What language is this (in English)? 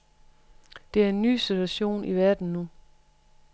Danish